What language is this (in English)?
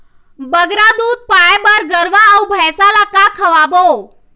Chhattisgarhi